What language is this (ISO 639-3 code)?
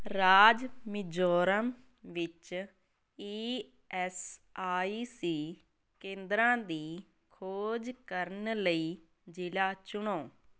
pan